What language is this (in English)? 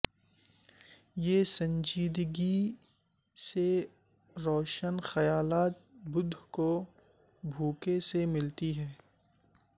Urdu